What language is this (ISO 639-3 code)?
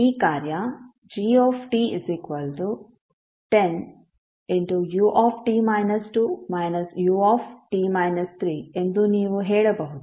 kan